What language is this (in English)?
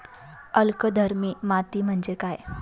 Marathi